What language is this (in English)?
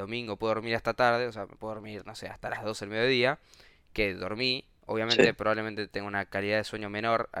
Spanish